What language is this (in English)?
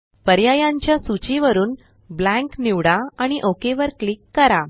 Marathi